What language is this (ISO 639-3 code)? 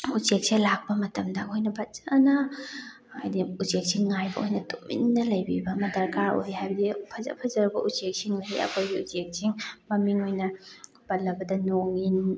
mni